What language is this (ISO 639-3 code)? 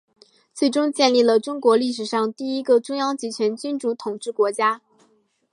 zho